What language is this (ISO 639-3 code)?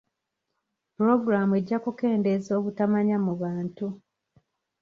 lug